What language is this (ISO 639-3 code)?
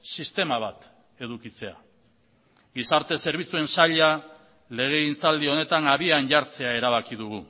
eus